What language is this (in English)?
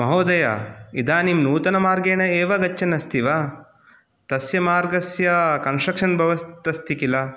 Sanskrit